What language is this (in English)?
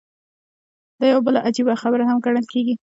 Pashto